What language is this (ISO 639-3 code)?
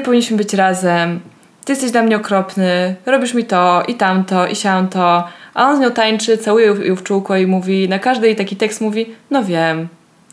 pol